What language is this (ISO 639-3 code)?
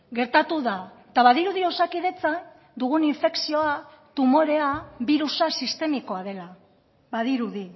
eus